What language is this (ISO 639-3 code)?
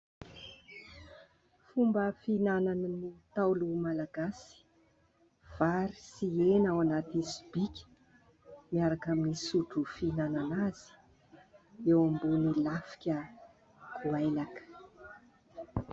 mlg